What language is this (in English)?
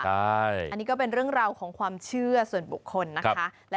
Thai